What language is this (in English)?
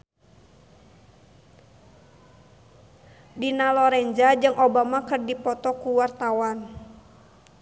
Sundanese